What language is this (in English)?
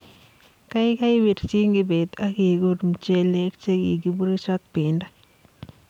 Kalenjin